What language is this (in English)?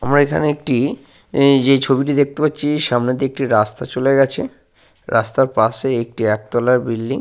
Bangla